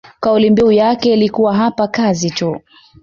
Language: Swahili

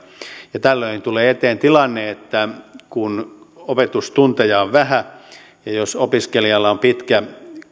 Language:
Finnish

